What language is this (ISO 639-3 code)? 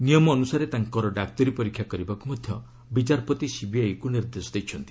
ori